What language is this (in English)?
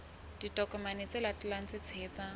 Southern Sotho